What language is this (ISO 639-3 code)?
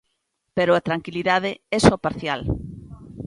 glg